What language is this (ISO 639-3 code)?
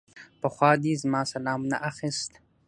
pus